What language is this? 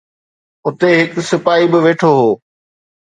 Sindhi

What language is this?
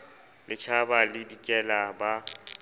Southern Sotho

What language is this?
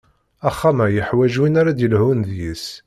Kabyle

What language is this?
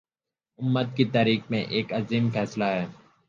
Urdu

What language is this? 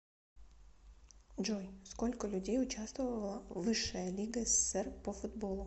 Russian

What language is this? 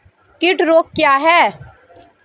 Hindi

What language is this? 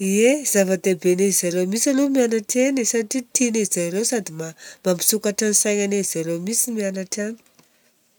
Southern Betsimisaraka Malagasy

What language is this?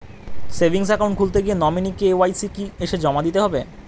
Bangla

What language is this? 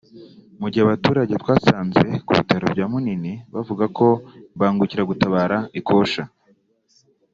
Kinyarwanda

